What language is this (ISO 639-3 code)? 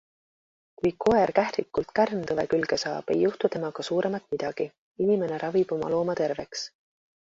est